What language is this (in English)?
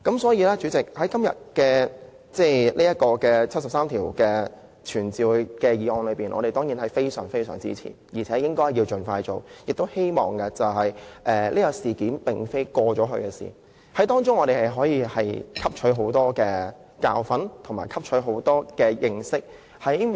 Cantonese